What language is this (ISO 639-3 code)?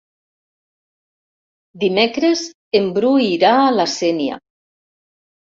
cat